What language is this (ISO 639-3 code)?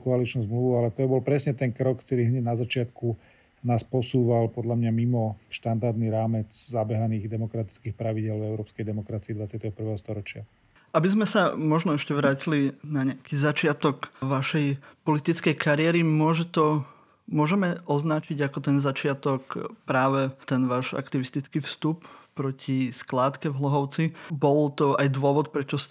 slk